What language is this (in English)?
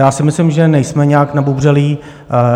Czech